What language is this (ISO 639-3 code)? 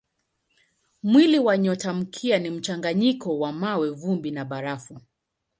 swa